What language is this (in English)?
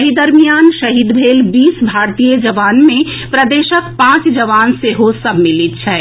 Maithili